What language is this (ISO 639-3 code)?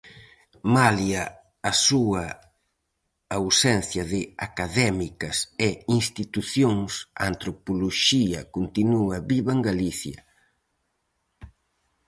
glg